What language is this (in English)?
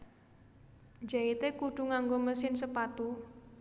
Javanese